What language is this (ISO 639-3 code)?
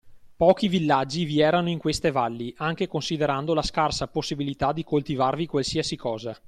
ita